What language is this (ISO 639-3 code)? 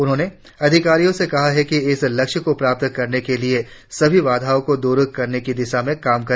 hin